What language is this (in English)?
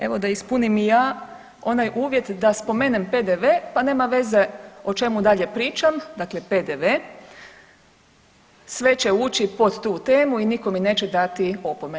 Croatian